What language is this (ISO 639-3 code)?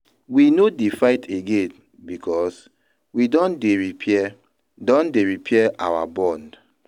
pcm